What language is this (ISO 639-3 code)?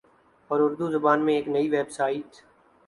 urd